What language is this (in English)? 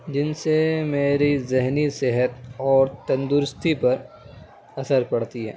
Urdu